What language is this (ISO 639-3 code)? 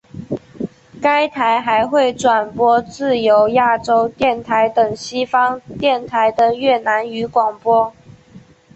zho